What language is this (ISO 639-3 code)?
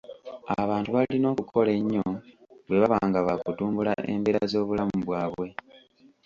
lug